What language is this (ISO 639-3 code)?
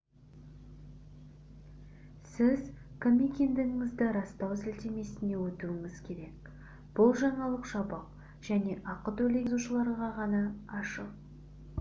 kaz